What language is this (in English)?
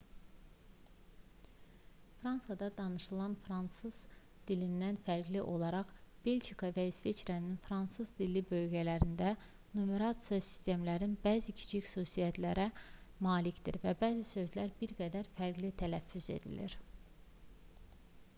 Azerbaijani